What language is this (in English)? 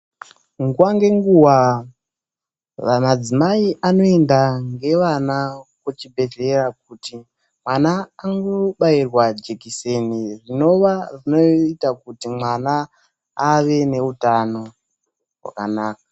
Ndau